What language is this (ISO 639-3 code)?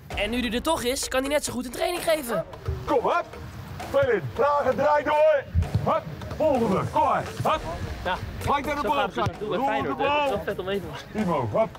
nld